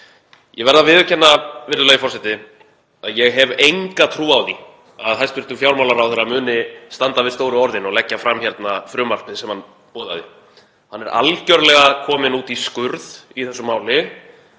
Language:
Icelandic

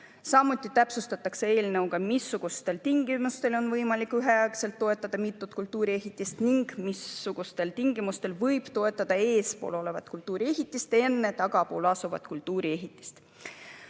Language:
Estonian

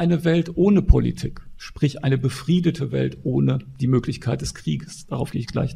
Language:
German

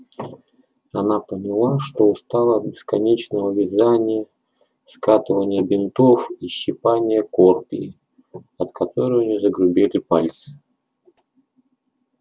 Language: Russian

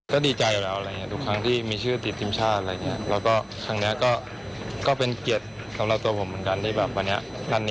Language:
Thai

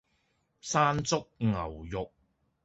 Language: Cantonese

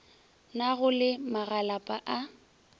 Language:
Northern Sotho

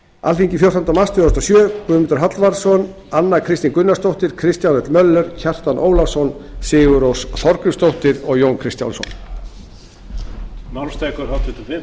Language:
Icelandic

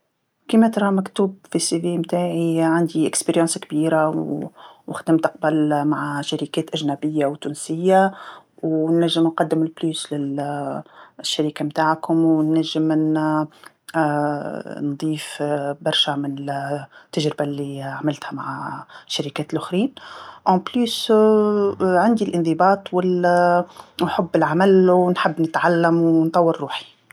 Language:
Tunisian Arabic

